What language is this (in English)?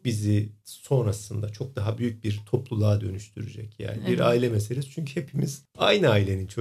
Turkish